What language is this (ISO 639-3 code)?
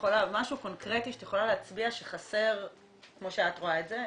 heb